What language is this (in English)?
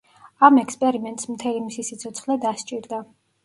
Georgian